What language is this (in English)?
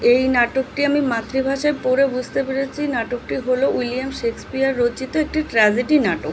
Bangla